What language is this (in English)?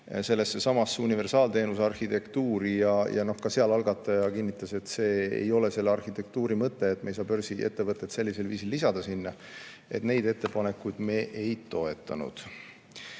Estonian